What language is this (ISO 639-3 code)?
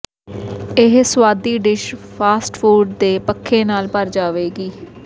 pan